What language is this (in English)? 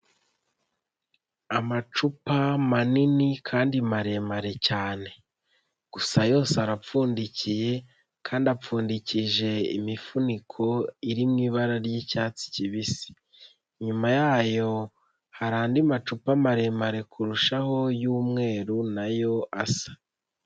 Kinyarwanda